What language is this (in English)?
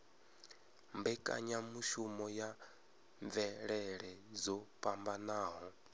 Venda